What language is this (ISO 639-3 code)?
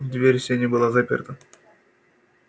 rus